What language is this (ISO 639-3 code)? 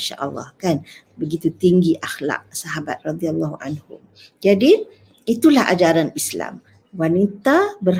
msa